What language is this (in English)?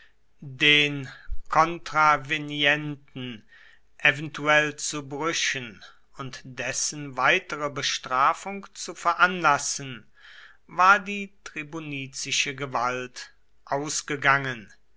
German